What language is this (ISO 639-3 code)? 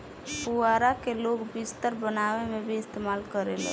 bho